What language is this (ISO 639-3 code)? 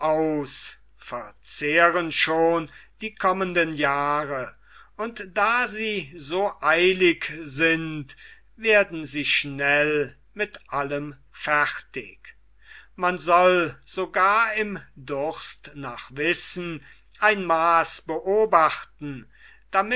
deu